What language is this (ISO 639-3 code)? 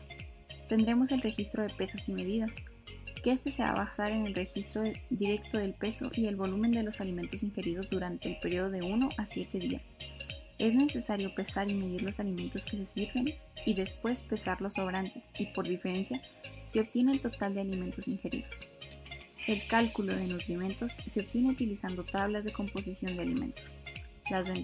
spa